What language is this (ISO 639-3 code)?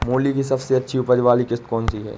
hin